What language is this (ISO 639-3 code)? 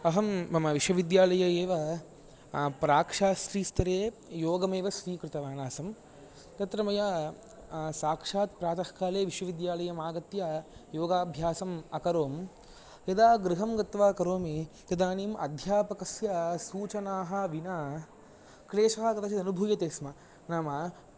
san